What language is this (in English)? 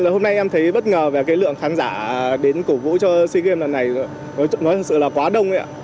Vietnamese